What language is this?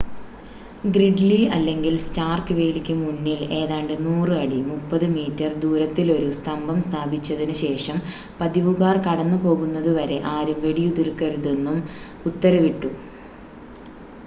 Malayalam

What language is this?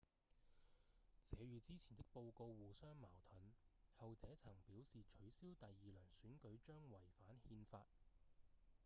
Cantonese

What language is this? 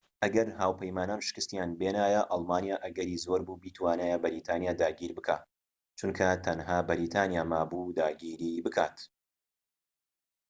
Central Kurdish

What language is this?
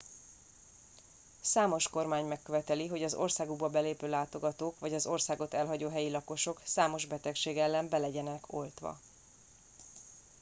Hungarian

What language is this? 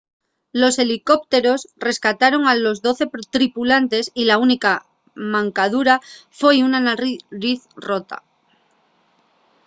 Asturian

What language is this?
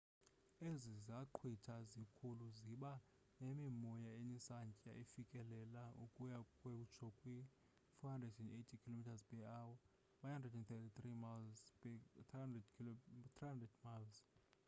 Xhosa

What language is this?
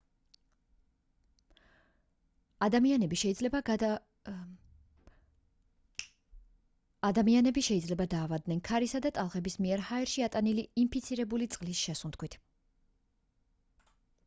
Georgian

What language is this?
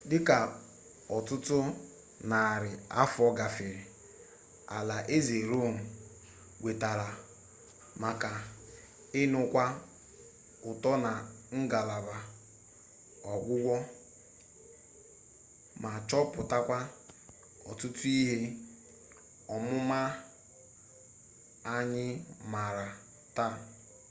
Igbo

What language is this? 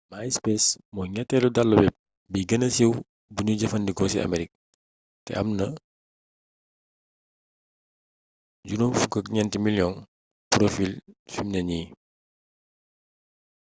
Wolof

